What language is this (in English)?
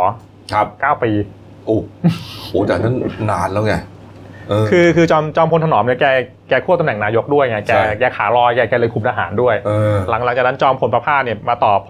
Thai